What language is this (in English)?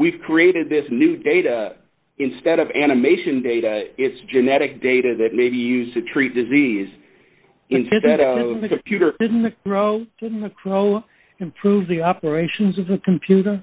English